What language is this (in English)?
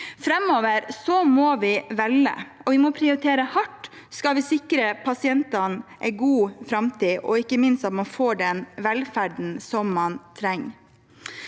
Norwegian